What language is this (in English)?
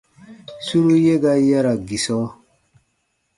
Baatonum